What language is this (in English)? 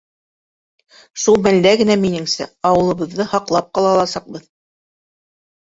Bashkir